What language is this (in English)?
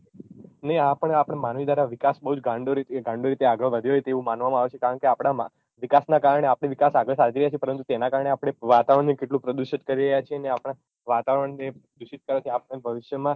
Gujarati